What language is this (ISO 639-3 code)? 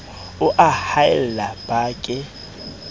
sot